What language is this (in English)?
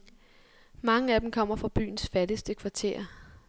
Danish